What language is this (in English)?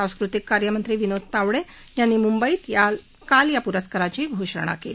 Marathi